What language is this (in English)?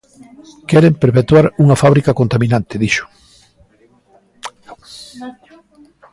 Galician